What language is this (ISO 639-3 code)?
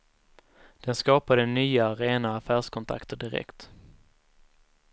swe